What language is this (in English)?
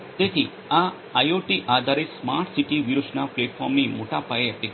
Gujarati